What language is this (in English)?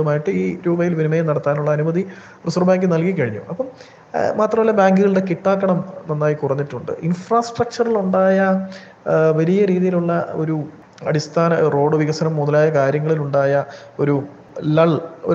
Malayalam